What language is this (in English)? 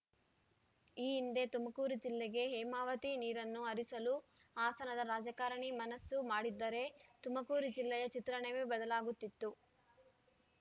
Kannada